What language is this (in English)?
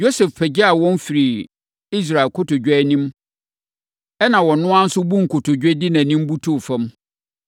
Akan